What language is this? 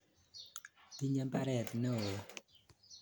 Kalenjin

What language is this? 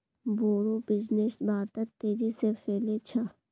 Magahi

